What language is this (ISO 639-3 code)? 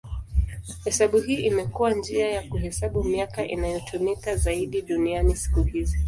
swa